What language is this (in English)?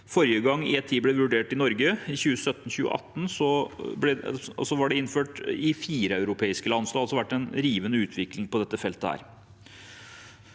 Norwegian